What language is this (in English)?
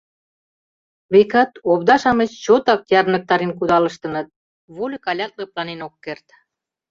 Mari